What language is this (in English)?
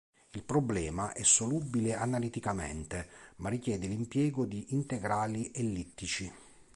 Italian